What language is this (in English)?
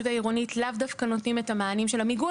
Hebrew